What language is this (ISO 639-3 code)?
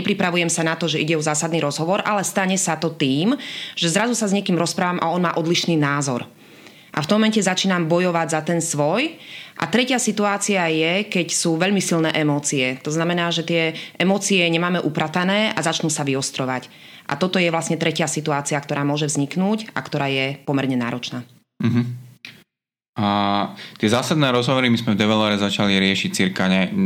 slk